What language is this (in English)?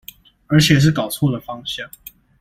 Chinese